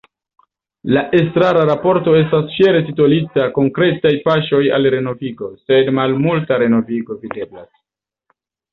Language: Esperanto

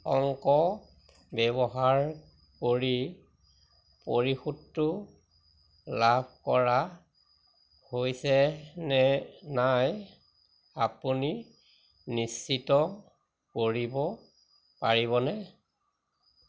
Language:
Assamese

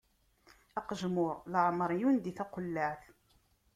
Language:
Kabyle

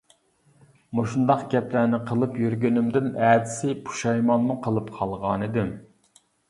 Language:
Uyghur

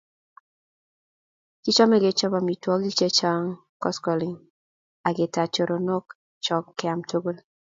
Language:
Kalenjin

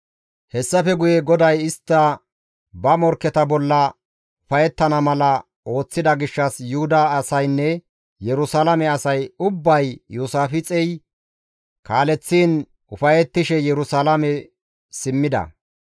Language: Gamo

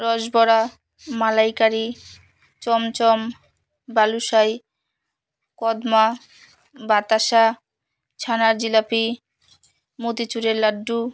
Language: Bangla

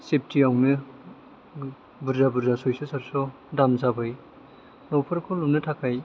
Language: Bodo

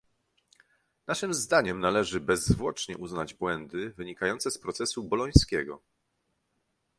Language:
Polish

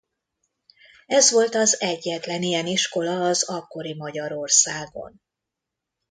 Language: Hungarian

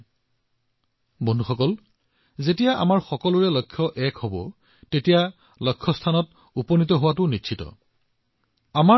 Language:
Assamese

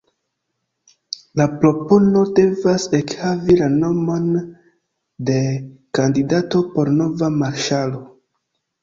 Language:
Esperanto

